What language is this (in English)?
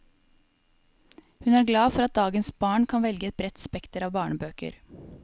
Norwegian